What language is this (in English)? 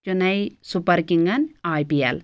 Kashmiri